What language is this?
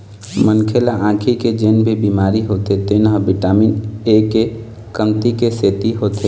Chhattisgarhi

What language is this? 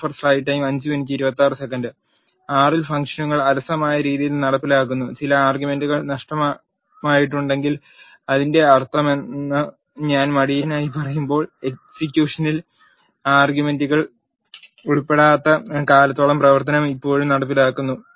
Malayalam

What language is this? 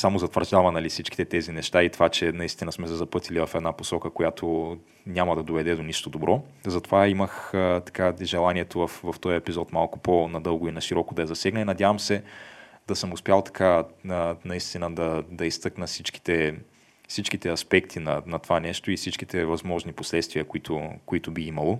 Bulgarian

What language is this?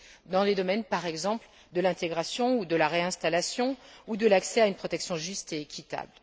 French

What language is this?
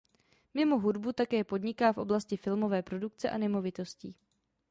Czech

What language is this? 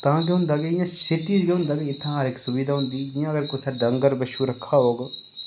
Dogri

